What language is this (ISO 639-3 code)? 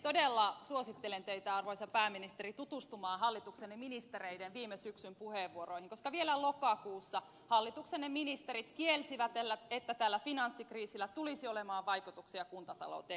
fin